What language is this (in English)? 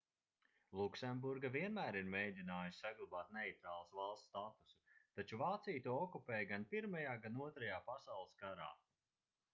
Latvian